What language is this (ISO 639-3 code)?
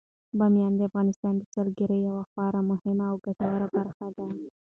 pus